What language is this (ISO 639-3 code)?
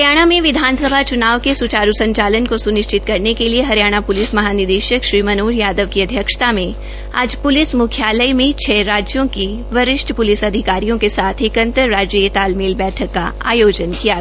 hin